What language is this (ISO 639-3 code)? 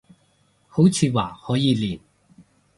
yue